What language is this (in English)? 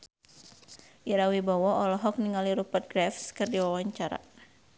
Sundanese